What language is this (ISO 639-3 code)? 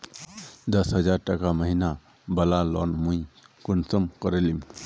mag